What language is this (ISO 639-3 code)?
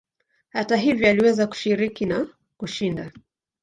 swa